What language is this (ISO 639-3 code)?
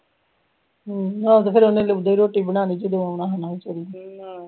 pan